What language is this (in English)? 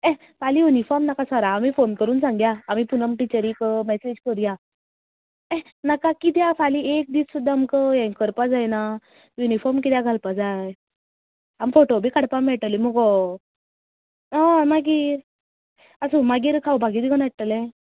Konkani